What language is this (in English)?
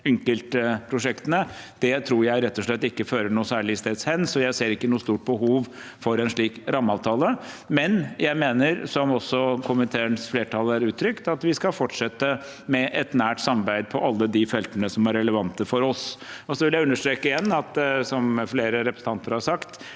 Norwegian